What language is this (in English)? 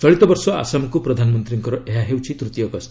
Odia